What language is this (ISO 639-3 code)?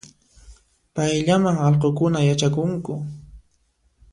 qxp